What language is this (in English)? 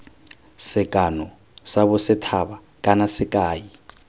Tswana